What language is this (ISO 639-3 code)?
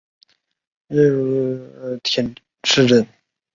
zho